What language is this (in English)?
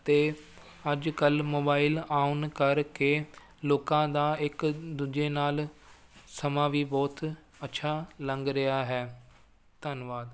Punjabi